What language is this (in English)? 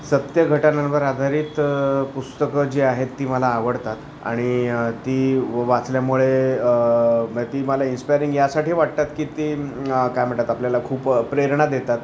Marathi